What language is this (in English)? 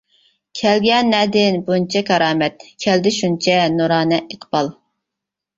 Uyghur